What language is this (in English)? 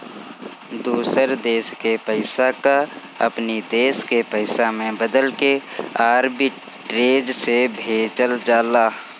Bhojpuri